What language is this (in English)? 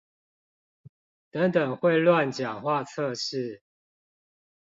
Chinese